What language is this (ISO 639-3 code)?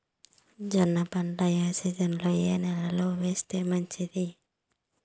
tel